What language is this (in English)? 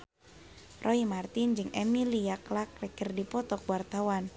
Sundanese